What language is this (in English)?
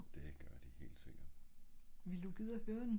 Danish